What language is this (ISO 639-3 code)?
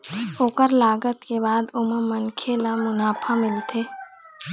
hne